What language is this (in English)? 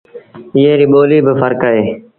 Sindhi Bhil